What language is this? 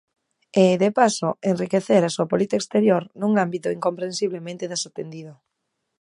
Galician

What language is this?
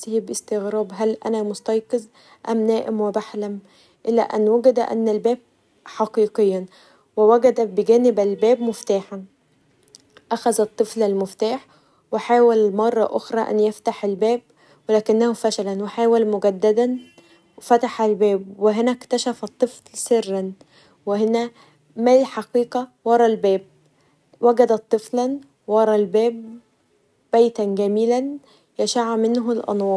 Egyptian Arabic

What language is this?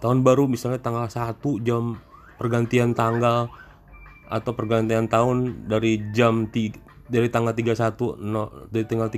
Indonesian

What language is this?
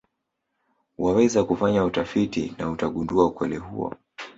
Swahili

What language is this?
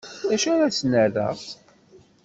Kabyle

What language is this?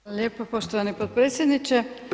Croatian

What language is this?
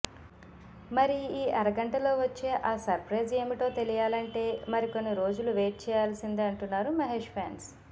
Telugu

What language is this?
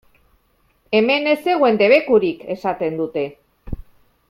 Basque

